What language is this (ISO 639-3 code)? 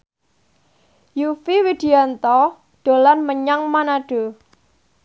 jav